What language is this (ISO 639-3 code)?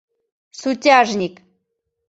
chm